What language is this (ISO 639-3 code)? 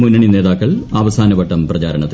mal